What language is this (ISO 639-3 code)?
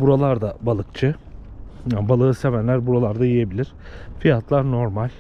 tur